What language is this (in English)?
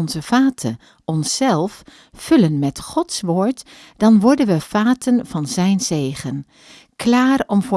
Dutch